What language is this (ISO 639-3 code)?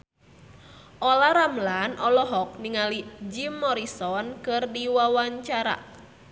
sun